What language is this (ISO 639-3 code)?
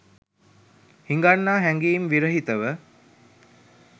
sin